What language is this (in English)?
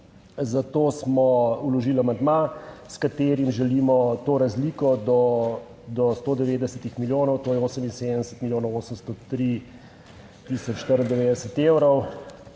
Slovenian